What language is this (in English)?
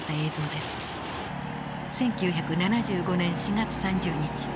Japanese